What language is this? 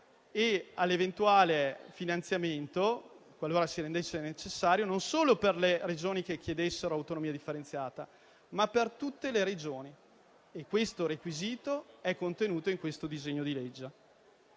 Italian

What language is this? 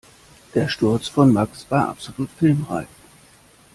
German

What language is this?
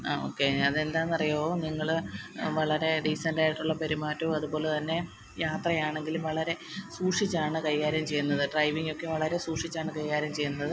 Malayalam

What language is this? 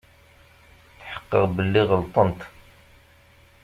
Kabyle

